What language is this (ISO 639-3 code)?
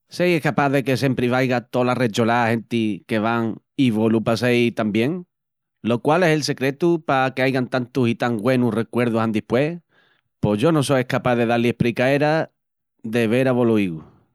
ext